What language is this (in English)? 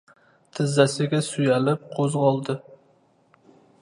Uzbek